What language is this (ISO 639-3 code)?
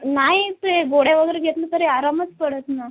mar